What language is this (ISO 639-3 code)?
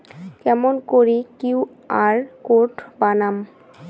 ben